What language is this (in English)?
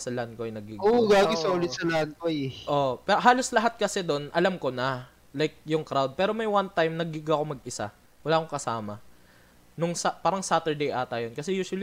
Filipino